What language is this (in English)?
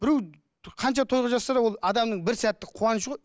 Kazakh